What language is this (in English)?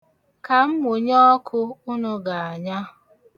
Igbo